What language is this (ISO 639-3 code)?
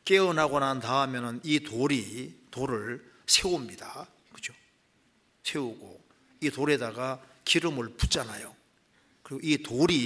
kor